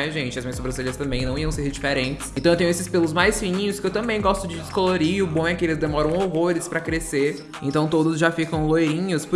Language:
Portuguese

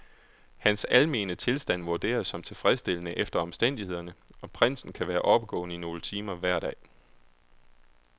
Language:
Danish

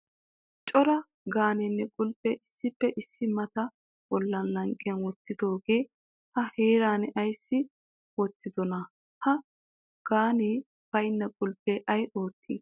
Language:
Wolaytta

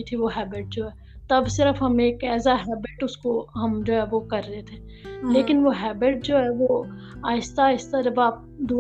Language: Urdu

